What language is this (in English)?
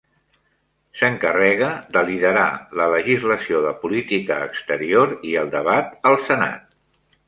Catalan